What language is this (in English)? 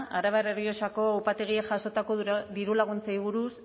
Basque